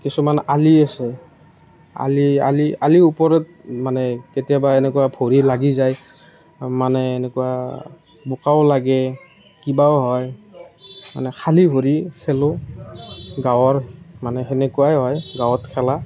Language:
Assamese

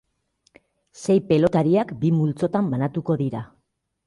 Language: Basque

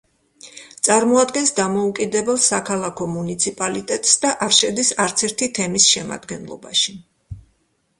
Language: Georgian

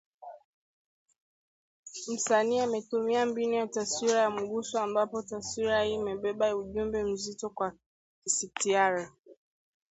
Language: Swahili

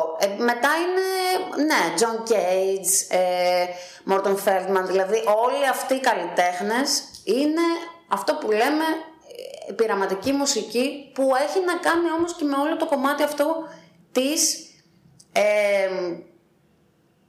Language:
Greek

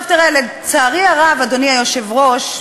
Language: Hebrew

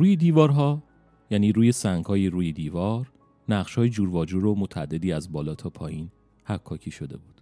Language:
Persian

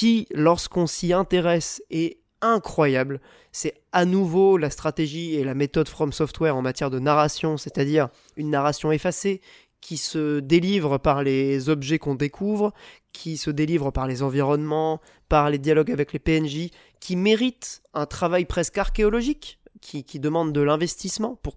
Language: French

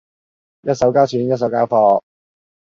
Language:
Cantonese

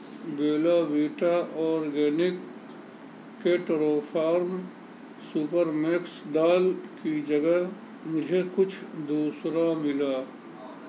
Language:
Urdu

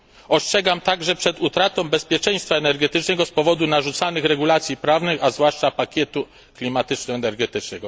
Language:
Polish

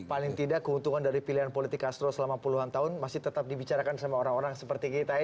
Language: Indonesian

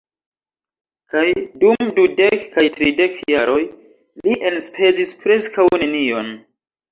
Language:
Esperanto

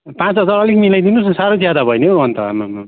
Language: Nepali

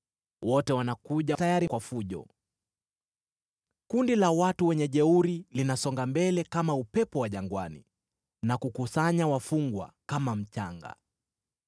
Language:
Swahili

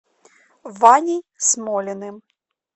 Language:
Russian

